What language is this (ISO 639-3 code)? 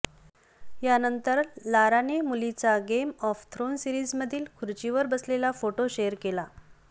mar